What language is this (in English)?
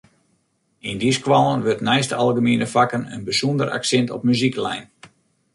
Western Frisian